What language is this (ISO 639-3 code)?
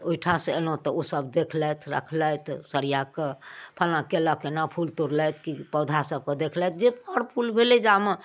mai